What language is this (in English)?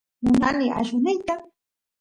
Santiago del Estero Quichua